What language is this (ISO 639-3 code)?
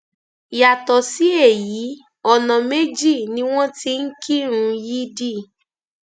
yor